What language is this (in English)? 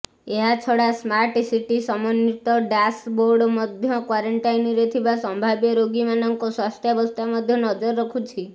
Odia